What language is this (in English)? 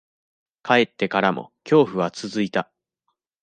Japanese